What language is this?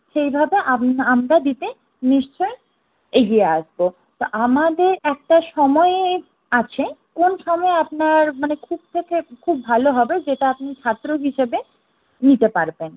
Bangla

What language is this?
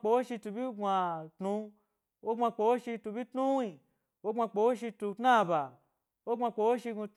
Gbari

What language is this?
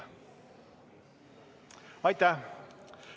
Estonian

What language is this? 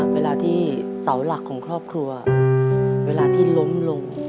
Thai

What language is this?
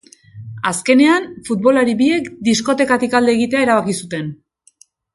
Basque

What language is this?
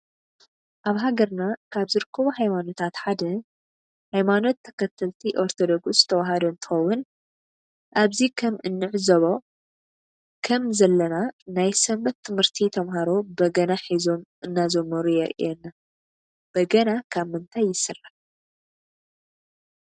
Tigrinya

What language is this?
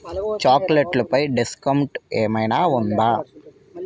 Telugu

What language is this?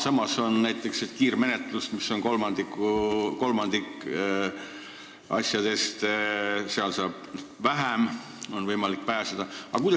Estonian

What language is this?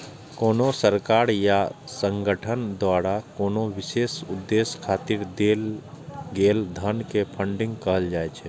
Maithili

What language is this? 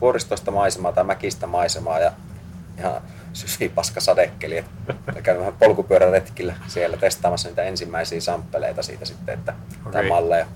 Finnish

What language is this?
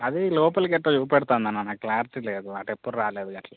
Telugu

